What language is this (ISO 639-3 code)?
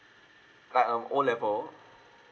eng